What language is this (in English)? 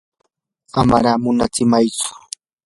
Yanahuanca Pasco Quechua